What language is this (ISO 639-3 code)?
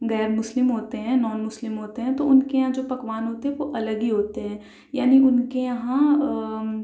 urd